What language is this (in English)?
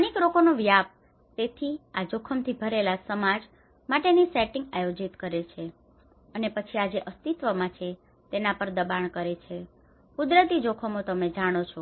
Gujarati